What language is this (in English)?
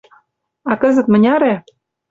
Mari